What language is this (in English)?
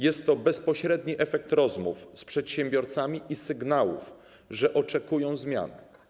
Polish